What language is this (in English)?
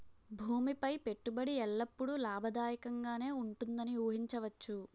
Telugu